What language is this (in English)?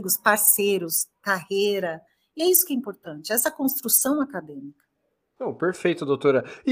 Portuguese